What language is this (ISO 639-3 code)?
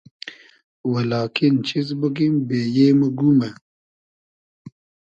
haz